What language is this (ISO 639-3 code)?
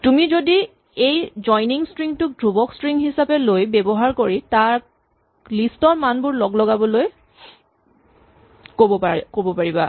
asm